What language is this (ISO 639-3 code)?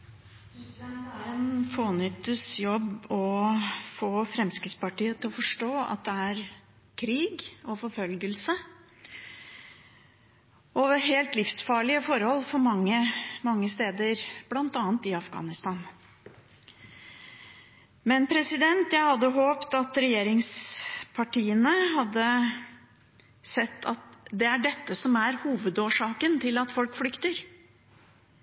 nob